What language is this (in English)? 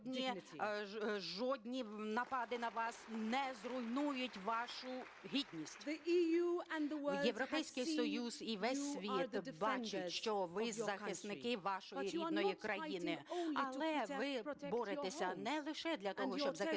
Ukrainian